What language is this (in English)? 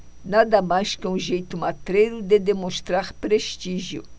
Portuguese